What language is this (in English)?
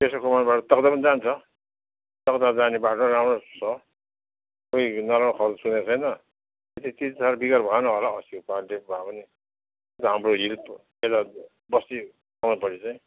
Nepali